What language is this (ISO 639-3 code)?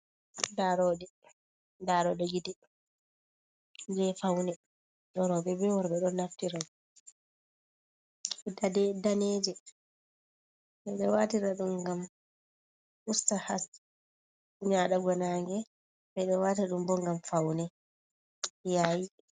ful